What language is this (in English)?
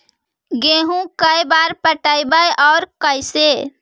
Magahi